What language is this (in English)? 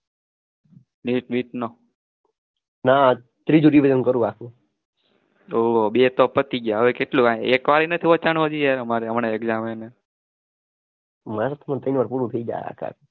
Gujarati